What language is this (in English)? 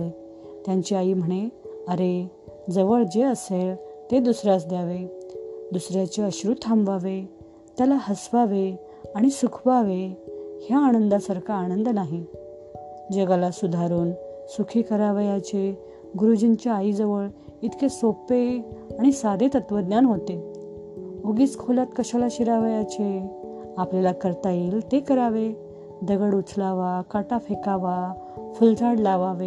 Marathi